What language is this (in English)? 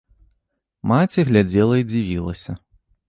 Belarusian